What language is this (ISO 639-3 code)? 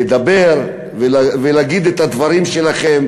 heb